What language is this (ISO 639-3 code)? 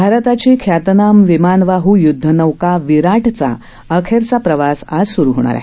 mar